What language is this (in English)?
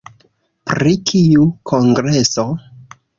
Esperanto